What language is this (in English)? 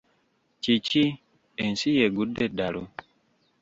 Ganda